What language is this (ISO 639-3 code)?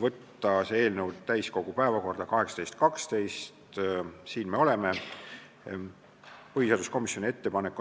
est